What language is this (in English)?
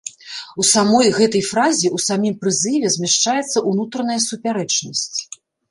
Belarusian